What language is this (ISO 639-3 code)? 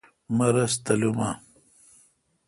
xka